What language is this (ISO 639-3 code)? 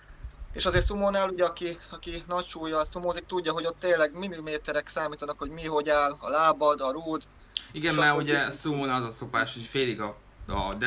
hun